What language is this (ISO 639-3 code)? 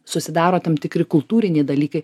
lit